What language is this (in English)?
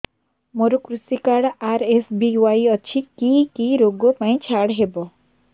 Odia